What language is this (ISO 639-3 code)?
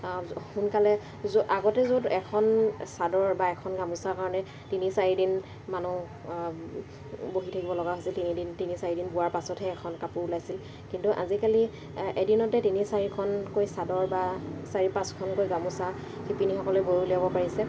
asm